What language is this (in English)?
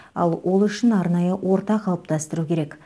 Kazakh